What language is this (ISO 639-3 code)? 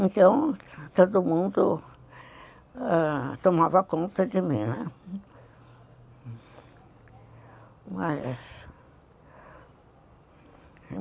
por